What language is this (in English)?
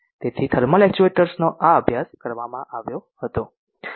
Gujarati